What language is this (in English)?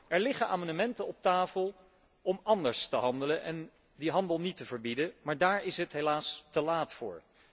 Dutch